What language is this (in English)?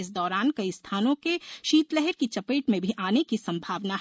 Hindi